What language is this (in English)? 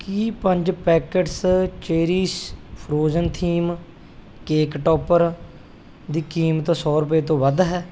Punjabi